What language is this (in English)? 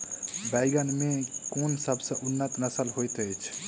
Maithili